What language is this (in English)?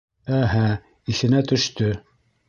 Bashkir